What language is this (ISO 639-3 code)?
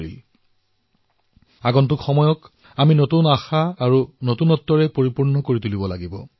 asm